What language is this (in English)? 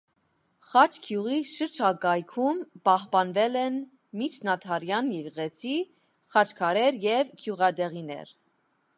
Armenian